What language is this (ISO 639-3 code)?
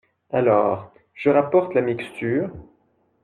fra